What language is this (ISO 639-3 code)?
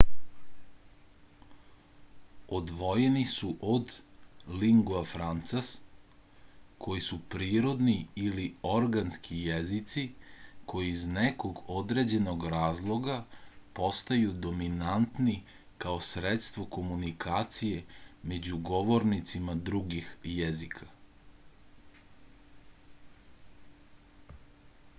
srp